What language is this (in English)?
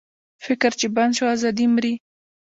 Pashto